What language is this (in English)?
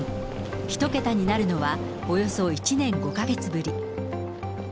Japanese